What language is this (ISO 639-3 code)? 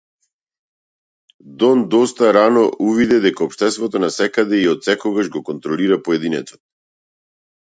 mkd